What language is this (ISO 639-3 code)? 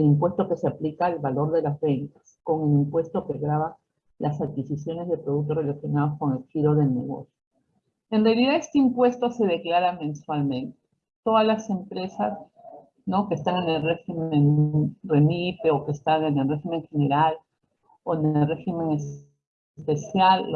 spa